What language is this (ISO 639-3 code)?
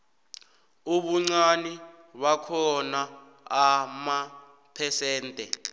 nbl